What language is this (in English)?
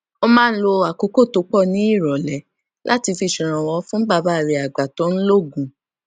Yoruba